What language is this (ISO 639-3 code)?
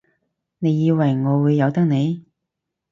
yue